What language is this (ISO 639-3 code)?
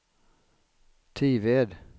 swe